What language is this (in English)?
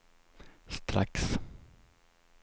Swedish